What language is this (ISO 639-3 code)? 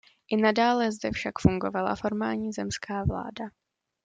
ces